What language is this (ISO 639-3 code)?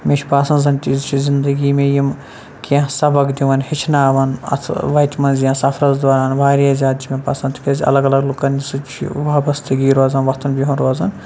kas